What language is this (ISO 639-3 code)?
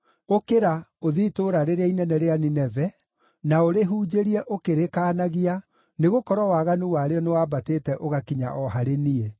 kik